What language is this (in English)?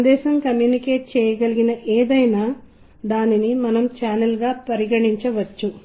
Telugu